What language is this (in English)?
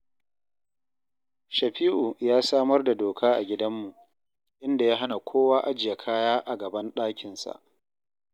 Hausa